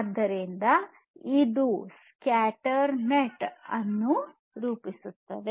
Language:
Kannada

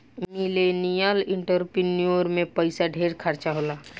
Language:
Bhojpuri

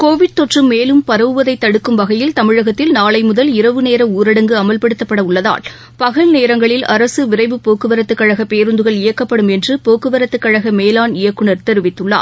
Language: Tamil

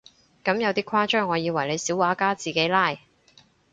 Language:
Cantonese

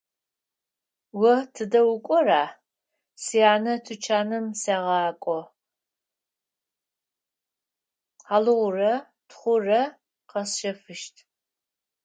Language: Adyghe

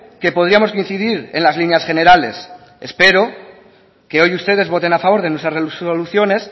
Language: Spanish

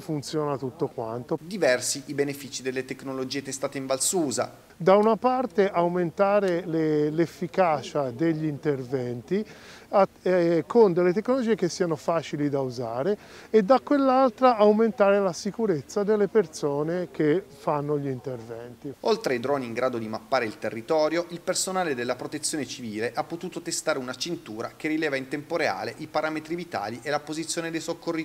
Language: Italian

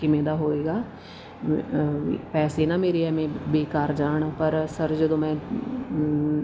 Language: Punjabi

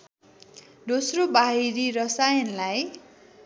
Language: Nepali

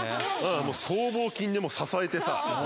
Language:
Japanese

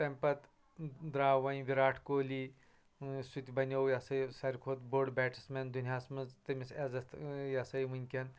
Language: Kashmiri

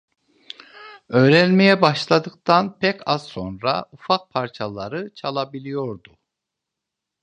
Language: Turkish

